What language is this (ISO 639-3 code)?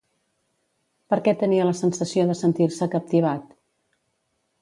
cat